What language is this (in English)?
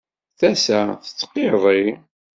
Kabyle